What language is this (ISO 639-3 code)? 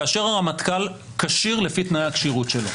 heb